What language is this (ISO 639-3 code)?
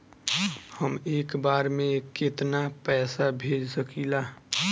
bho